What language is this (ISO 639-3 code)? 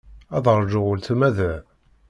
kab